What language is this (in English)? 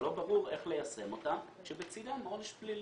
Hebrew